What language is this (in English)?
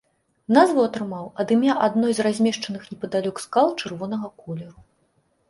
Belarusian